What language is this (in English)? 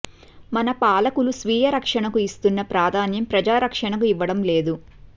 Telugu